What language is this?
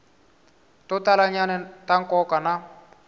Tsonga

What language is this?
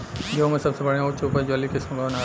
Bhojpuri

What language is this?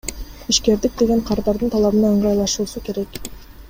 Kyrgyz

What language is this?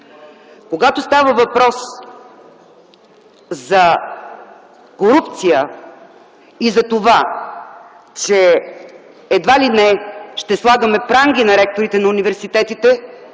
Bulgarian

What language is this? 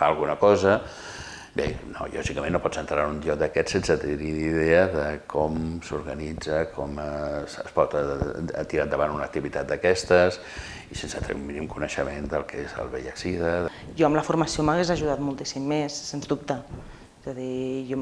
Spanish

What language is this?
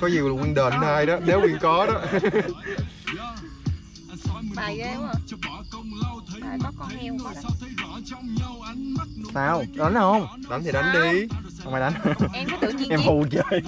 Vietnamese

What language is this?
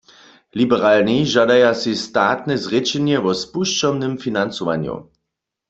Upper Sorbian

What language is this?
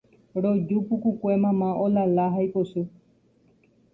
Guarani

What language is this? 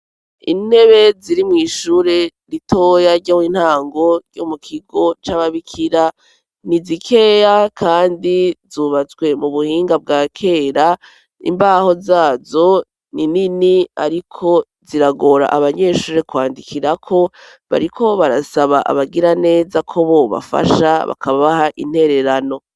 Rundi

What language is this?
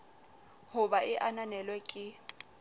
Southern Sotho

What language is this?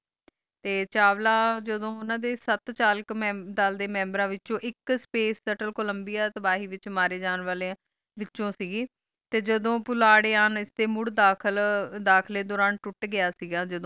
Punjabi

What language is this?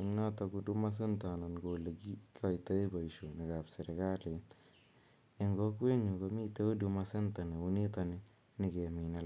Kalenjin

